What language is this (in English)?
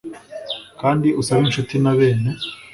Kinyarwanda